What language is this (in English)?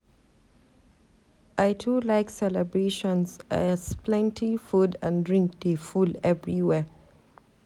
Nigerian Pidgin